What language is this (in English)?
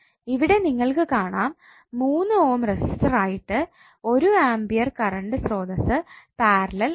Malayalam